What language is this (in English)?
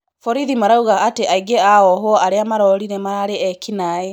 Kikuyu